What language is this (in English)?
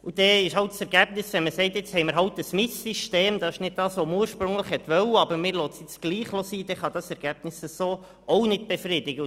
Swiss German